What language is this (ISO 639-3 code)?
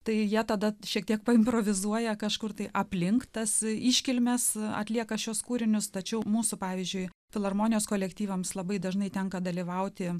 lit